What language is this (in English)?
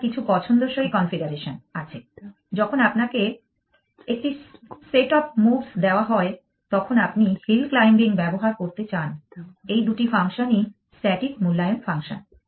Bangla